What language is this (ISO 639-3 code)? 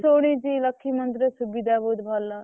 ori